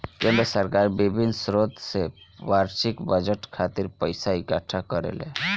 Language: Bhojpuri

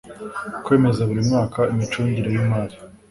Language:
Kinyarwanda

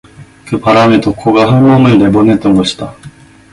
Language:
Korean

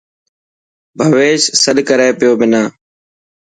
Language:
Dhatki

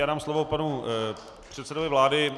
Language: Czech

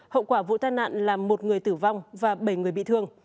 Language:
Vietnamese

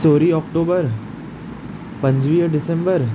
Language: Sindhi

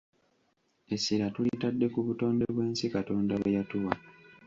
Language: Ganda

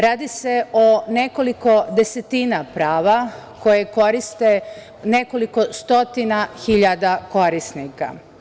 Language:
Serbian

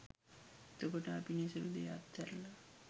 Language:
Sinhala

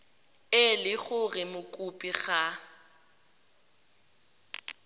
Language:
Tswana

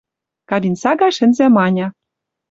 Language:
Western Mari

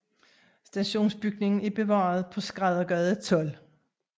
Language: Danish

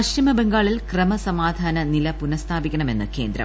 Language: Malayalam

